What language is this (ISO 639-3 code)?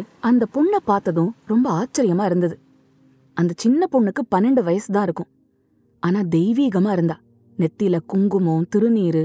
tam